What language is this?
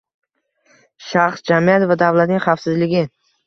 Uzbek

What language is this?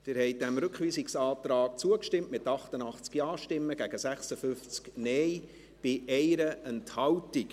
Swiss German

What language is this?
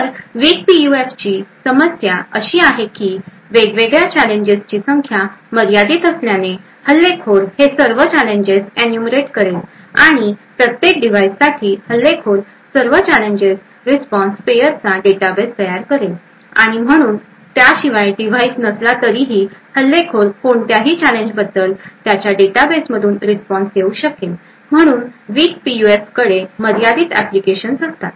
Marathi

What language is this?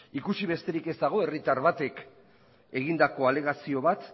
Basque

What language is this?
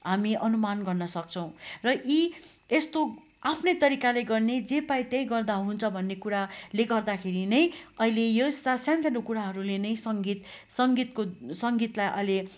Nepali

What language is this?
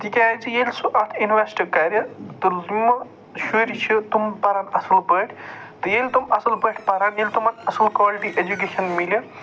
Kashmiri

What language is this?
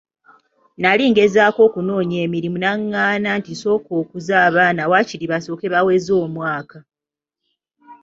Ganda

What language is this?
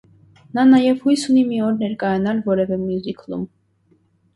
Armenian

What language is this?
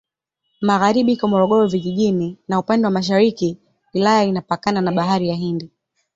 Swahili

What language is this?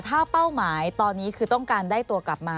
Thai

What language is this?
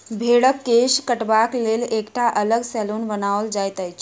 Maithili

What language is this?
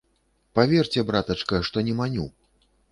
Belarusian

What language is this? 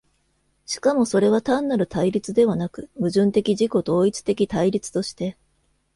Japanese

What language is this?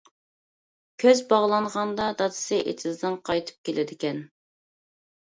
Uyghur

